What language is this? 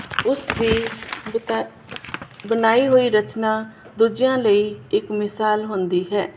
Punjabi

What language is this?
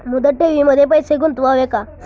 Marathi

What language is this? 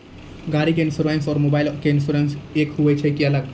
Maithili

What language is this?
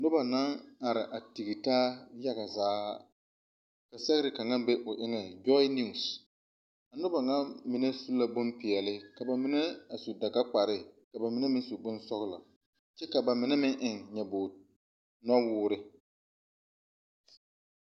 Southern Dagaare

